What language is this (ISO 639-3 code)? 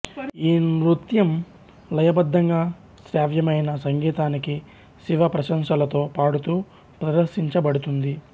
tel